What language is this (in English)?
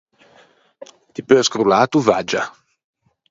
Ligurian